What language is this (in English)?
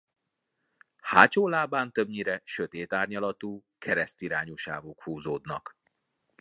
Hungarian